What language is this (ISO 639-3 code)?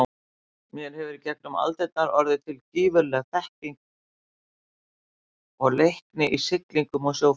isl